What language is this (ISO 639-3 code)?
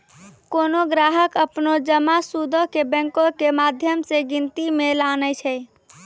mai